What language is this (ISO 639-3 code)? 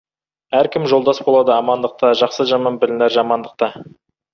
kaz